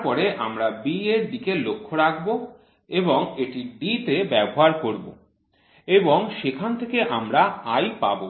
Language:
Bangla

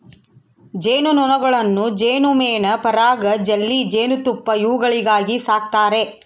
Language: Kannada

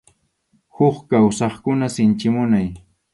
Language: Arequipa-La Unión Quechua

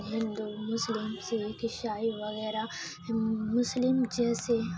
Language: Urdu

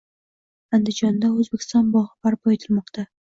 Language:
Uzbek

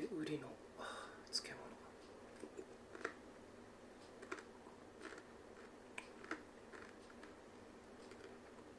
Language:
Japanese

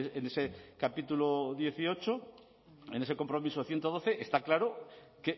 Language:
Spanish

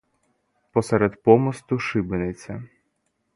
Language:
Ukrainian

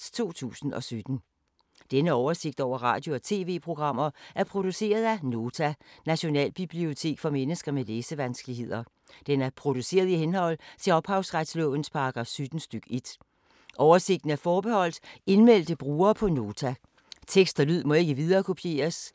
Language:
Danish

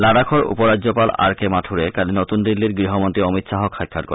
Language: Assamese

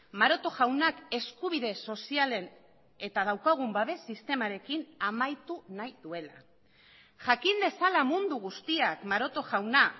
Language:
Basque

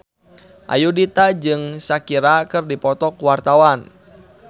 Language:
Sundanese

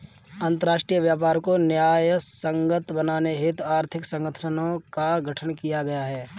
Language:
Hindi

